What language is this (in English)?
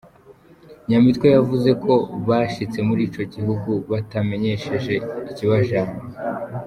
Kinyarwanda